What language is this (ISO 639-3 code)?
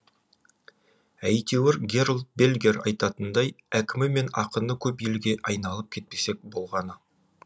kaz